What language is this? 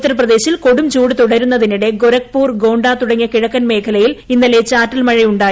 Malayalam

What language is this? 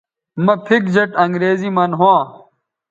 Bateri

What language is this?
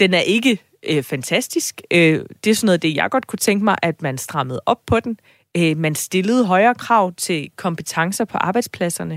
Danish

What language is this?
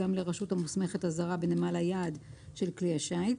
Hebrew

